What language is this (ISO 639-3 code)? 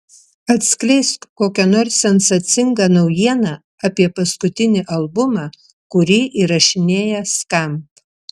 lit